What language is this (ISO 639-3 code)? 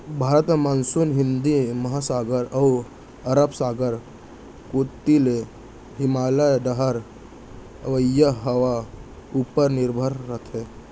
hne